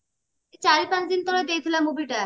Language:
Odia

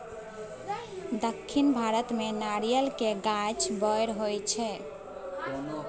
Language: Maithili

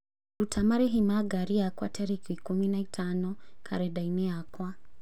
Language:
Kikuyu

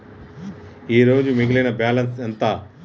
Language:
Telugu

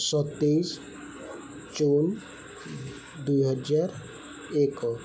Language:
Odia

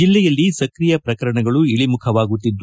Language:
Kannada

